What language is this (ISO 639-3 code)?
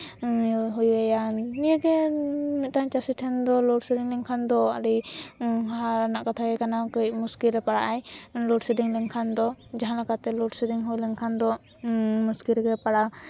sat